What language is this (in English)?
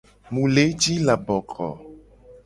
Gen